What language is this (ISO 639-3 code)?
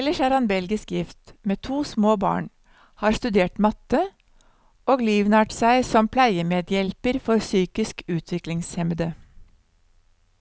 nor